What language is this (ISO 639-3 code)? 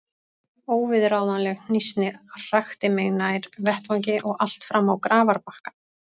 isl